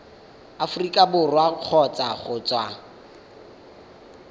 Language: Tswana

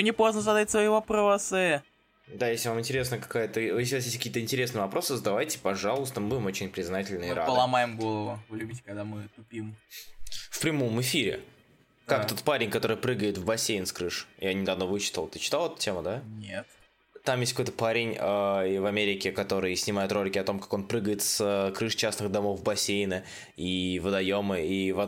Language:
Russian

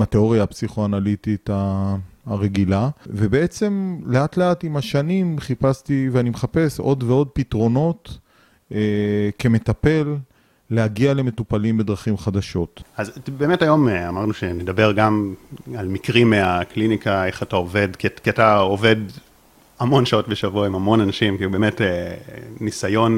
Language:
Hebrew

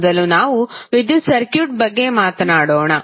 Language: Kannada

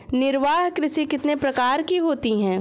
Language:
Hindi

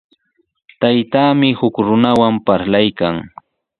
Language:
Sihuas Ancash Quechua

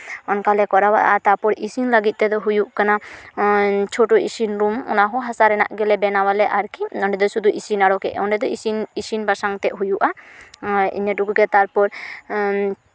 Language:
Santali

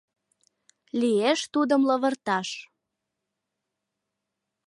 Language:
Mari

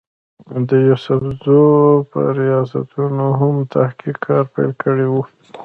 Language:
Pashto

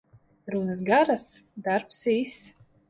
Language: Latvian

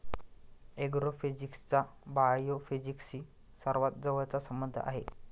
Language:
Marathi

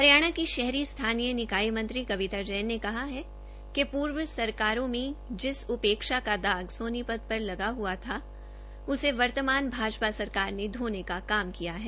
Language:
Hindi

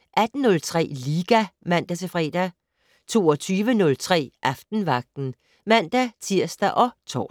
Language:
Danish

